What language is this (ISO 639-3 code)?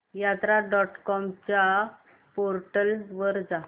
mar